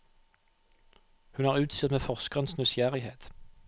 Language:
Norwegian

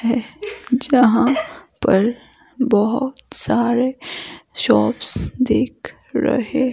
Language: Hindi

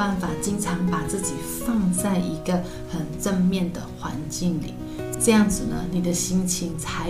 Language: Chinese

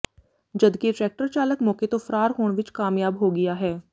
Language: Punjabi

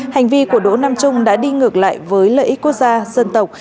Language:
Vietnamese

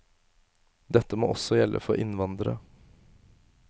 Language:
Norwegian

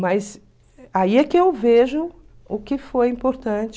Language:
Portuguese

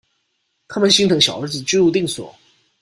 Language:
Chinese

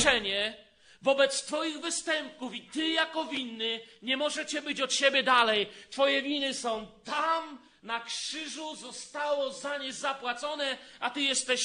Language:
Polish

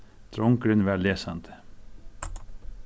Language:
Faroese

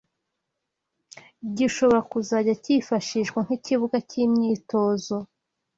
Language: Kinyarwanda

